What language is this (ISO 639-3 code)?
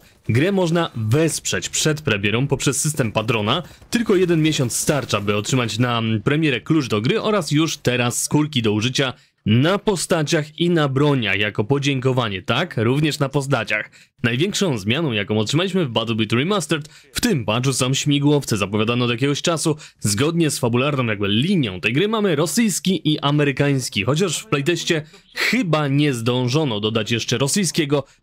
pol